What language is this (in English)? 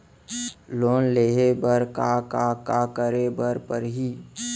Chhattisgarhi